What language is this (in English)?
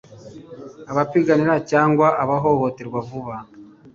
Kinyarwanda